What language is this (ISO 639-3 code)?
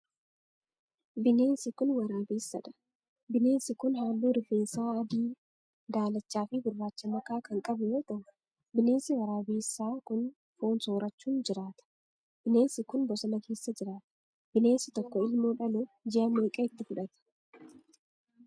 orm